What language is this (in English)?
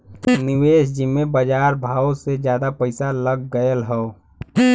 Bhojpuri